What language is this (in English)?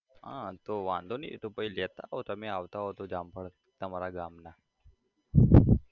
Gujarati